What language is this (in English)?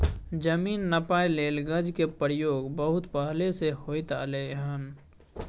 Maithili